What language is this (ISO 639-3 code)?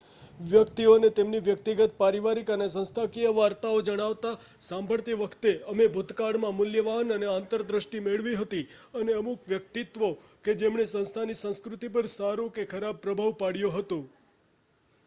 guj